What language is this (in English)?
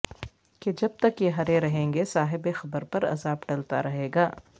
Urdu